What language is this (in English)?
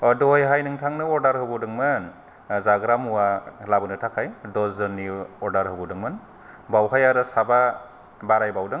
Bodo